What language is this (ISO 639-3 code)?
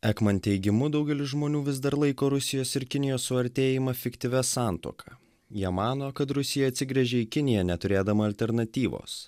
lit